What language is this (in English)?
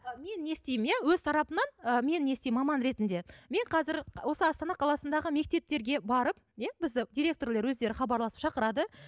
Kazakh